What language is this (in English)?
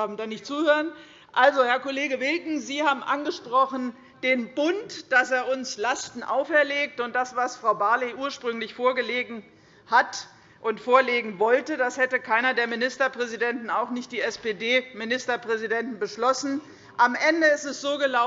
German